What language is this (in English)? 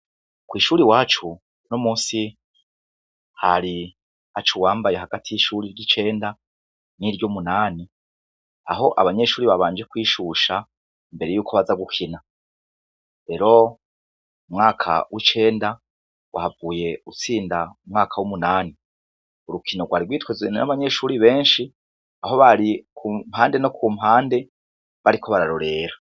Rundi